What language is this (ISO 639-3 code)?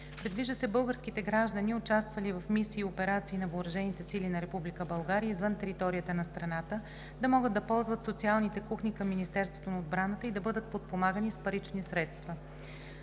bul